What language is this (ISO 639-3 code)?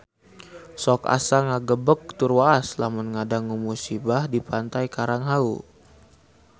sun